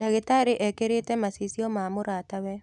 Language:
Kikuyu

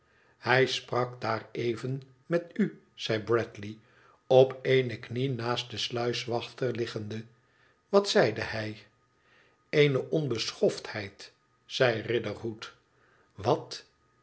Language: Dutch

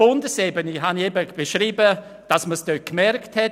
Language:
Swiss German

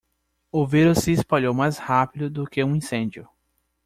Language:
Portuguese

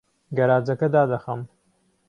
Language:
Central Kurdish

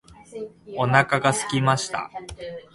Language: Japanese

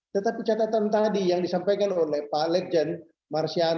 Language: Indonesian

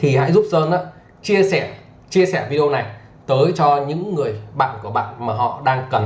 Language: Vietnamese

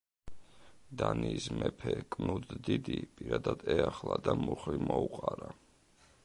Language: Georgian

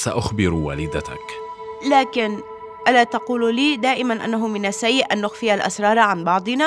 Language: Arabic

